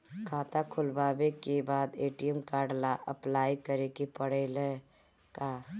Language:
Bhojpuri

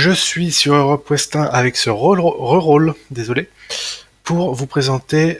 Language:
French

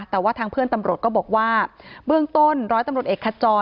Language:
Thai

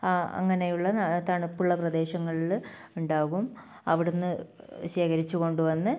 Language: Malayalam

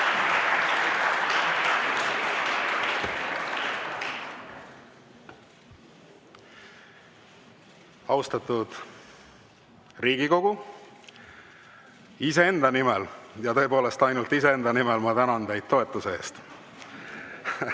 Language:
Estonian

